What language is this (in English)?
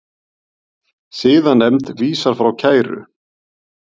Icelandic